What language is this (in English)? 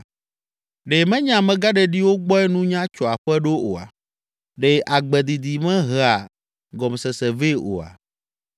Ewe